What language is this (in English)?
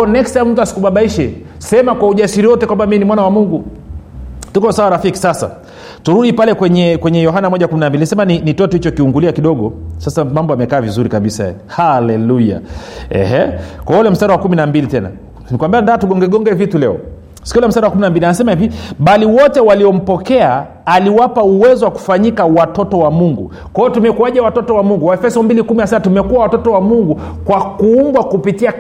Swahili